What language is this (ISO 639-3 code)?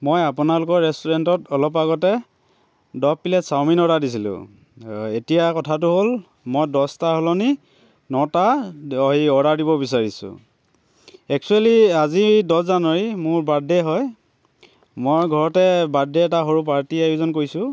asm